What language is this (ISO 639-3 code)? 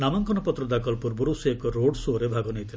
ori